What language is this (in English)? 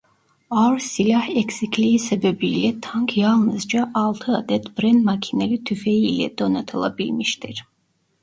Turkish